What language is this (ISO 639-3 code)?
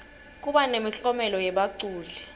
ssw